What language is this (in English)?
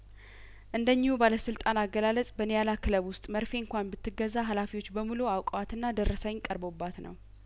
Amharic